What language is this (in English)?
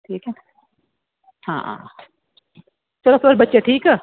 Dogri